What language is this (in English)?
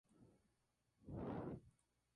Spanish